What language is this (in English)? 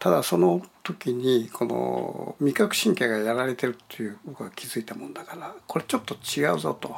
Japanese